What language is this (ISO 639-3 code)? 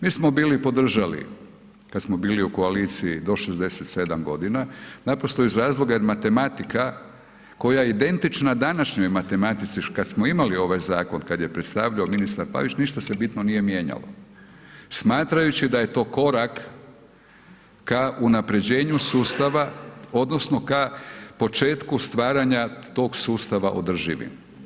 hrv